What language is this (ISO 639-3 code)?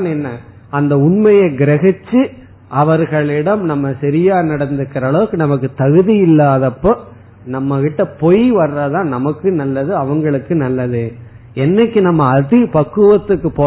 tam